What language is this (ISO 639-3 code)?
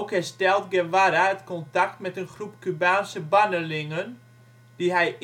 nld